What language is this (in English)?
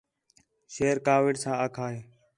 Khetrani